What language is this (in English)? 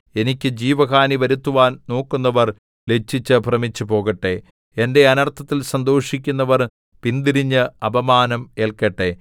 Malayalam